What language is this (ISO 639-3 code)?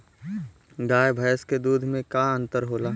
bho